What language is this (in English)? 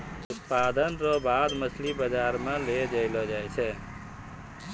Maithili